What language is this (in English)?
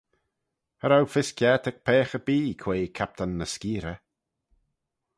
Manx